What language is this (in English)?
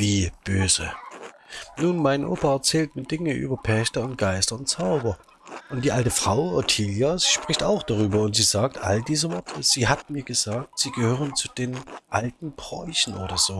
German